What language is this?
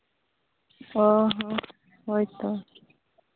Santali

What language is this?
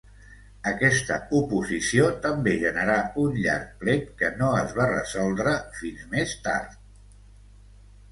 Catalan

